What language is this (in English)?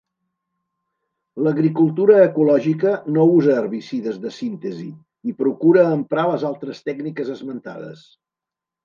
Catalan